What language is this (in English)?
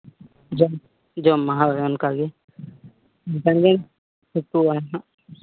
Santali